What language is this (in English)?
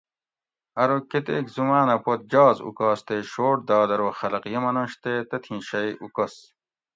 Gawri